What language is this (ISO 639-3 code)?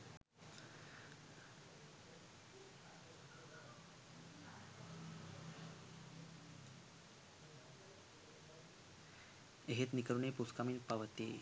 sin